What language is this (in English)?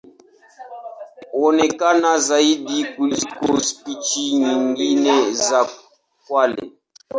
Swahili